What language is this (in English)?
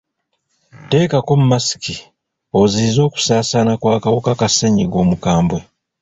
Ganda